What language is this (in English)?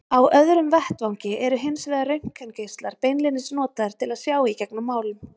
Icelandic